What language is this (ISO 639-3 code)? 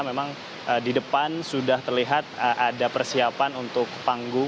ind